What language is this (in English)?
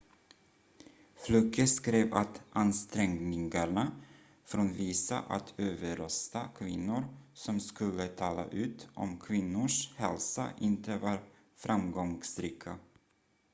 Swedish